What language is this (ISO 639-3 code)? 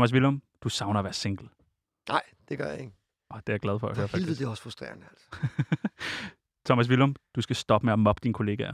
dan